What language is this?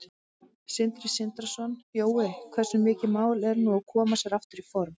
Icelandic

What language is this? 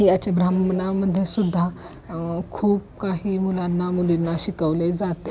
Marathi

